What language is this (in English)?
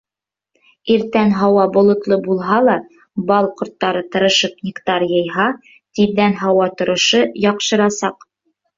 Bashkir